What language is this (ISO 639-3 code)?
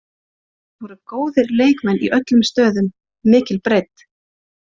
isl